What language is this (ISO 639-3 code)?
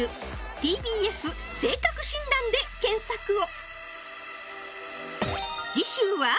jpn